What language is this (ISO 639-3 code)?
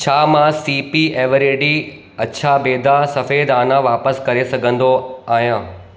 snd